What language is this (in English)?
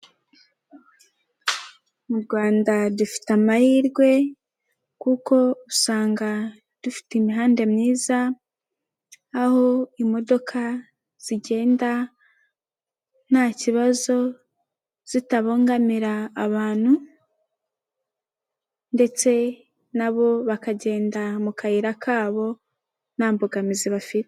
Kinyarwanda